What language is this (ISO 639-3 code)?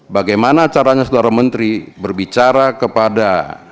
ind